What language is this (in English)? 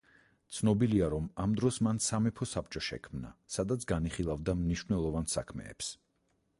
Georgian